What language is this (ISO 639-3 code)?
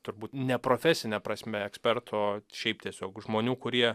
lit